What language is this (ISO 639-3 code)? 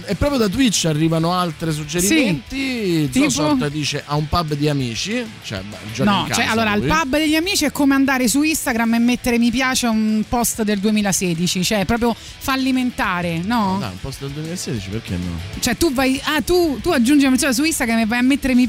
ita